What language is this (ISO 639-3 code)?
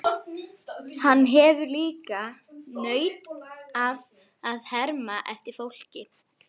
isl